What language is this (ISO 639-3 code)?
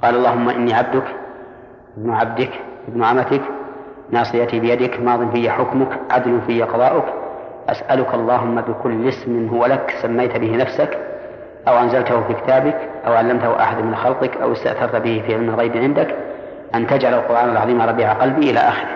ara